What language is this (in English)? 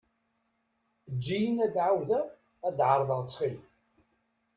Kabyle